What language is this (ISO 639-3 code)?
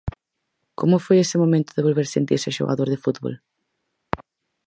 glg